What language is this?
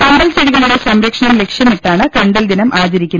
Malayalam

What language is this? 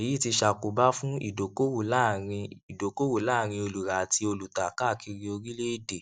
Yoruba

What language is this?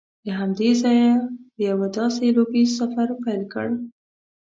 Pashto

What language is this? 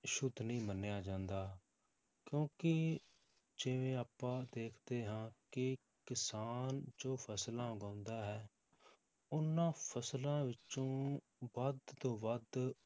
Punjabi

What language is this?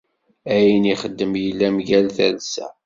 Kabyle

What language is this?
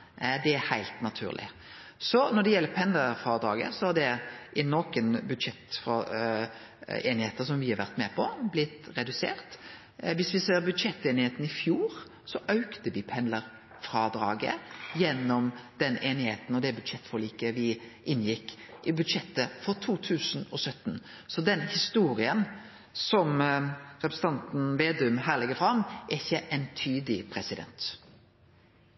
Norwegian Nynorsk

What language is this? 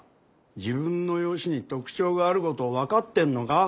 Japanese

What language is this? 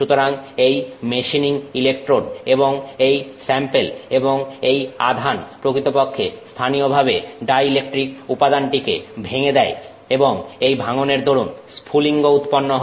Bangla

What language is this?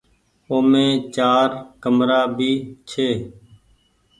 Goaria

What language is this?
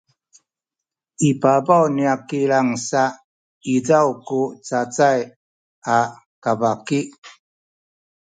Sakizaya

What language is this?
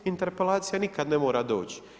Croatian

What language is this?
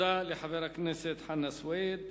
Hebrew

